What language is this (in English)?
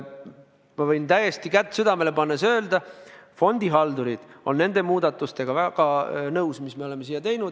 Estonian